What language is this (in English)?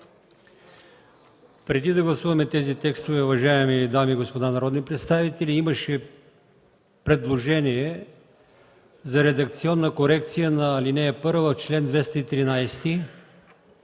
Bulgarian